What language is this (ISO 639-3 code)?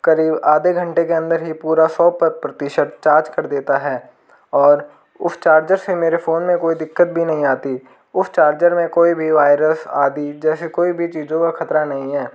hin